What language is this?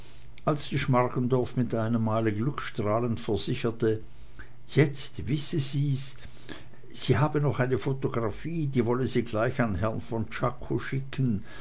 German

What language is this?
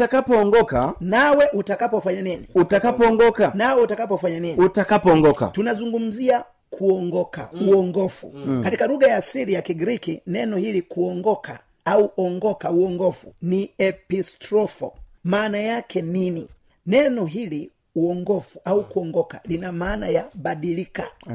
Swahili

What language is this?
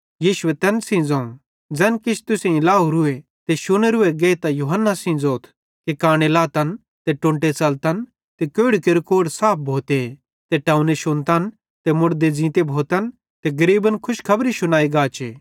Bhadrawahi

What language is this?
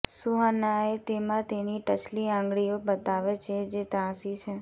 Gujarati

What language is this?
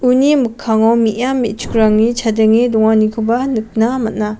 Garo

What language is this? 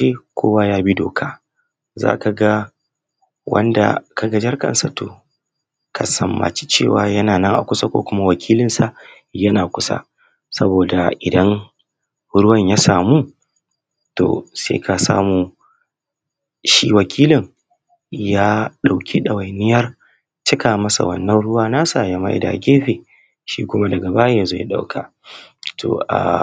Hausa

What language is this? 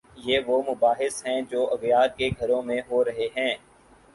Urdu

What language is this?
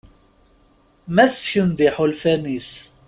Kabyle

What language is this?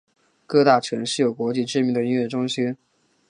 Chinese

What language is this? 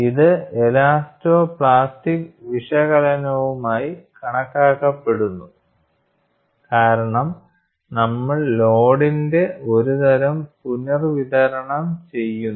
Malayalam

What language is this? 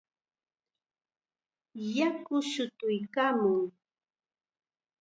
Chiquián Ancash Quechua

